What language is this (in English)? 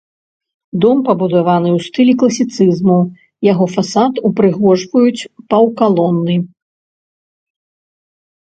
Belarusian